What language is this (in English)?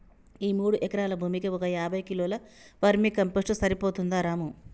Telugu